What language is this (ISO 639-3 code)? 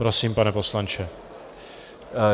ces